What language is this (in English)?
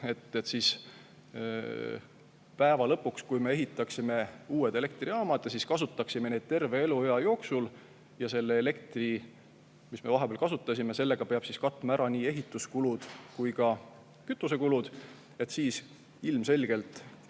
Estonian